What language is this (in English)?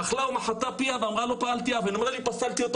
Hebrew